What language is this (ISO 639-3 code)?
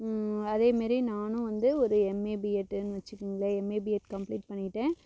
tam